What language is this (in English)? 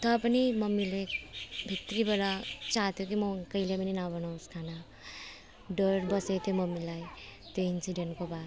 Nepali